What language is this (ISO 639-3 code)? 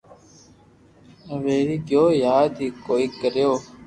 lrk